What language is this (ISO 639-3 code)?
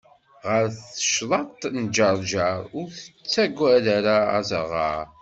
kab